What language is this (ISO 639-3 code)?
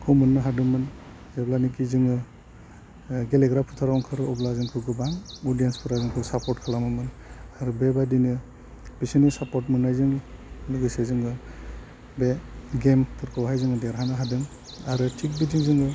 brx